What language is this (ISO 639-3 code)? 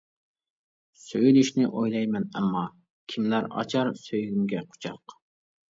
uig